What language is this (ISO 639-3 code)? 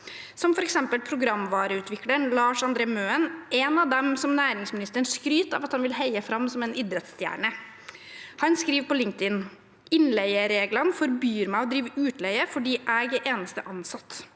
nor